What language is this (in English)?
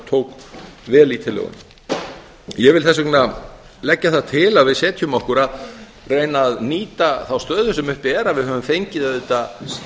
Icelandic